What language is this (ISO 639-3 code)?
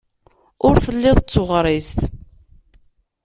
kab